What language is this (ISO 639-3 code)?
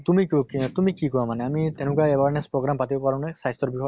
asm